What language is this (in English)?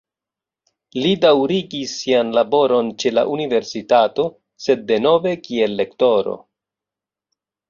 Esperanto